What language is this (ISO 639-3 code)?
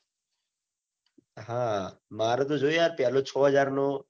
guj